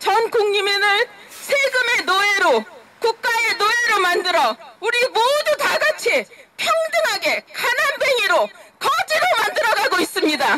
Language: Korean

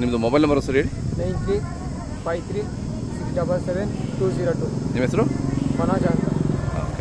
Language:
Kannada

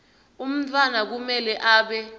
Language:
Swati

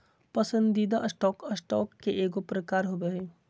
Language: Magahi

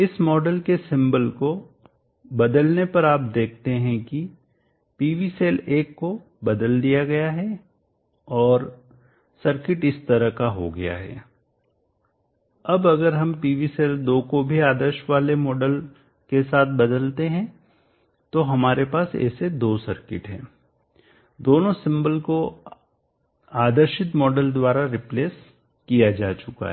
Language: Hindi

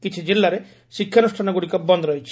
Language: Odia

